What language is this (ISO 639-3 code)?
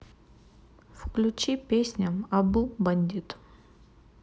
rus